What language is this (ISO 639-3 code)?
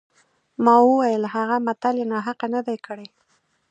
pus